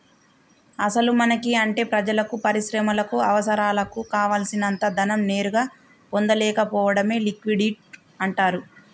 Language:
Telugu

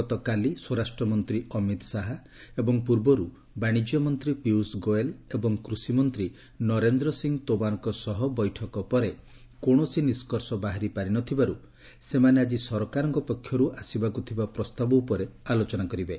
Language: Odia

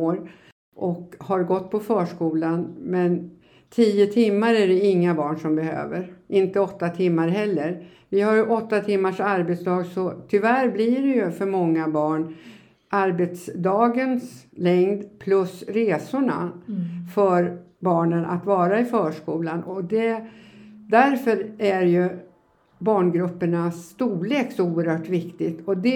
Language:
Swedish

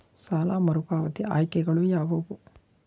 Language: Kannada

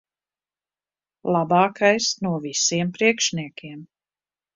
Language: Latvian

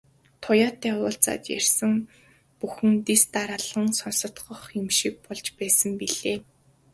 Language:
Mongolian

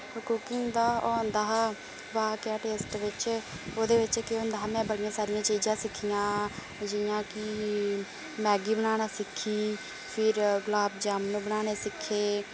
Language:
Dogri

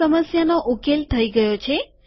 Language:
Gujarati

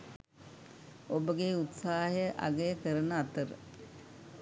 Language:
Sinhala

